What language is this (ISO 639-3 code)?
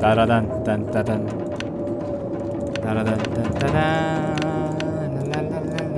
kor